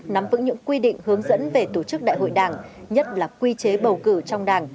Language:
Vietnamese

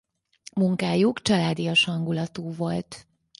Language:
Hungarian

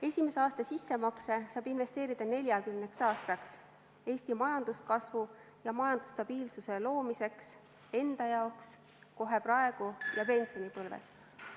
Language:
Estonian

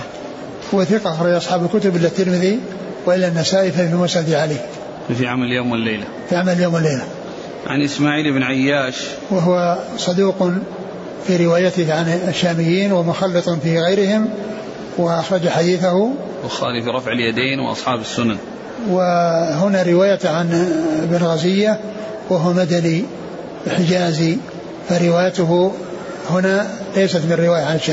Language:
Arabic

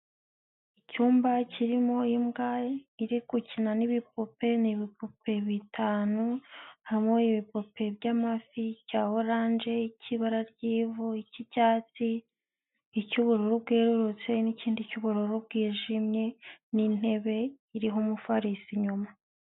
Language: Kinyarwanda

